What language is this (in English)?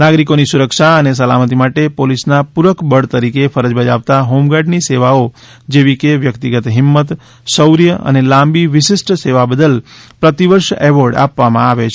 Gujarati